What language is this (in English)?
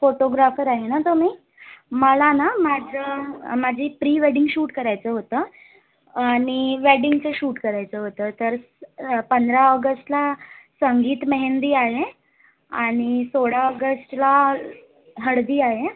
Marathi